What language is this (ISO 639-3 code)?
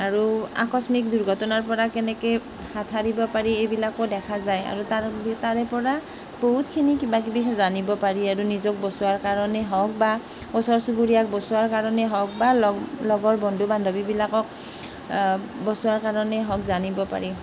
asm